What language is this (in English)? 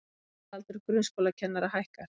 Icelandic